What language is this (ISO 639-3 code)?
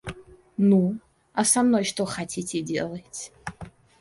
rus